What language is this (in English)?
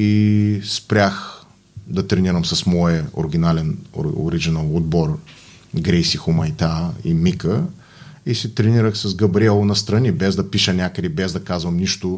Bulgarian